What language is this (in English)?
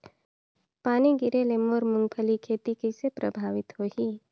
Chhattisgarhi